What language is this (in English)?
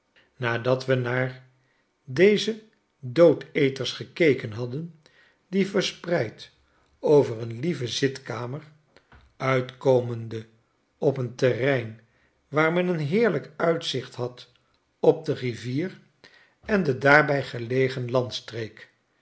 Dutch